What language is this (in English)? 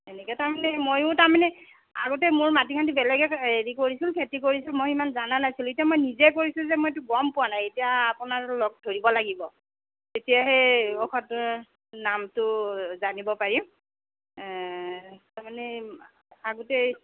Assamese